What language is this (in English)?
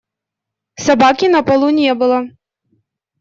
Russian